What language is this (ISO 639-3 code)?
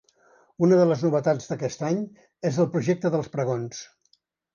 cat